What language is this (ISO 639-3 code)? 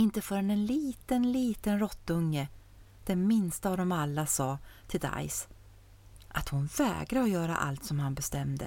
swe